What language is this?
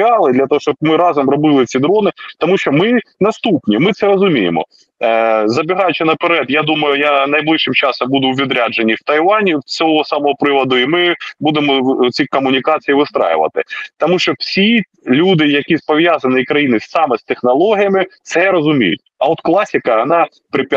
Ukrainian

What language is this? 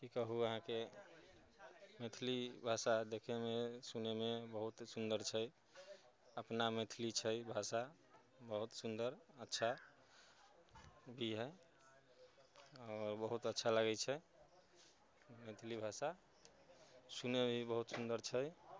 Maithili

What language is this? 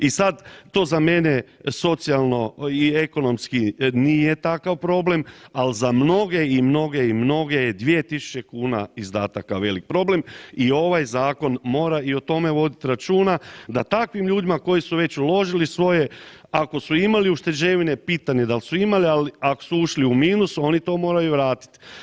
Croatian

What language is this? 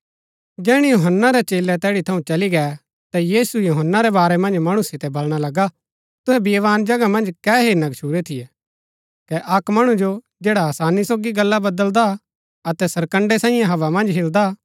Gaddi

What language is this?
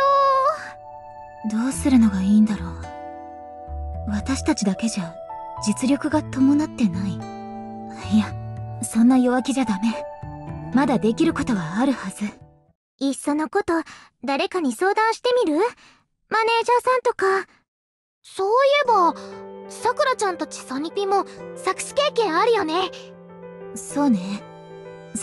Japanese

